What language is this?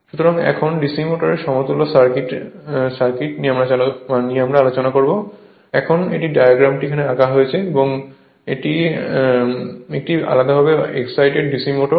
Bangla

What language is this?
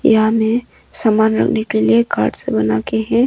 Hindi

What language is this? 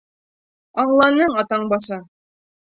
Bashkir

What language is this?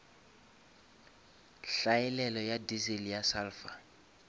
Northern Sotho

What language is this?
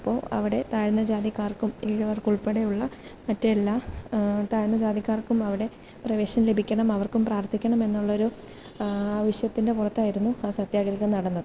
Malayalam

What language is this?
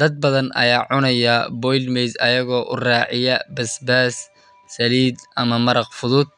Somali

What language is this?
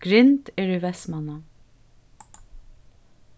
Faroese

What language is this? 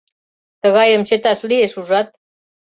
Mari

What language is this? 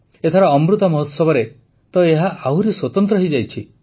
Odia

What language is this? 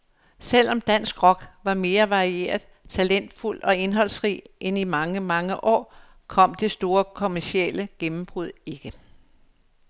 Danish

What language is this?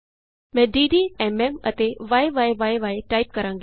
Punjabi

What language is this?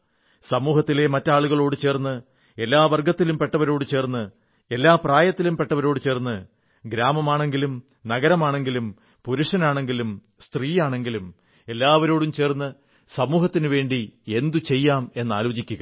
Malayalam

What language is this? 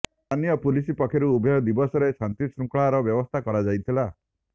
Odia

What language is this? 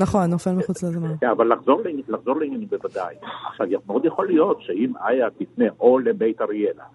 Hebrew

